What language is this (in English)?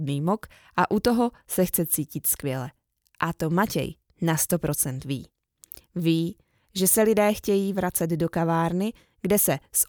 Czech